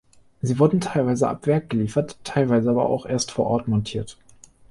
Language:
German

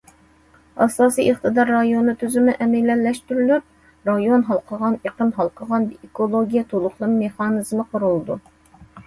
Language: Uyghur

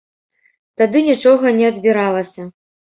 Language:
Belarusian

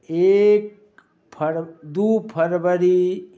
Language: Maithili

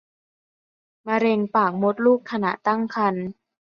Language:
Thai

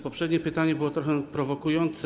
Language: Polish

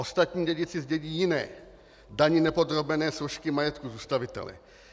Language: Czech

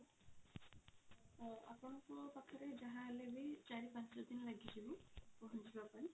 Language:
Odia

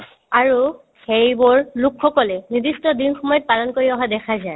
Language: Assamese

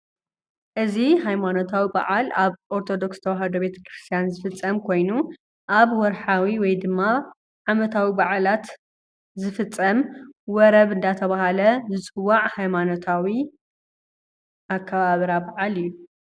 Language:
Tigrinya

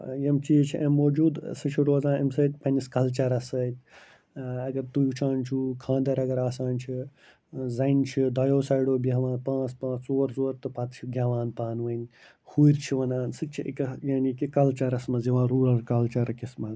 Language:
Kashmiri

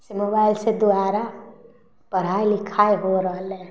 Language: Maithili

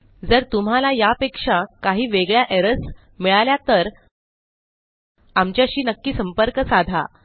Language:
Marathi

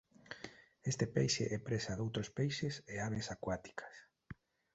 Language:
Galician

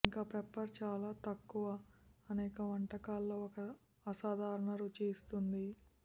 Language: Telugu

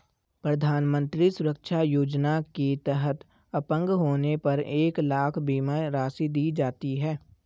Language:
Hindi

